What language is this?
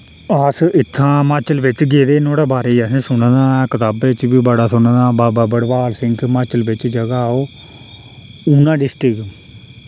Dogri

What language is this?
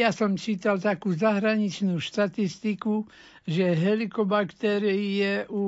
Slovak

